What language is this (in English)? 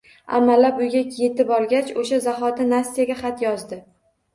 Uzbek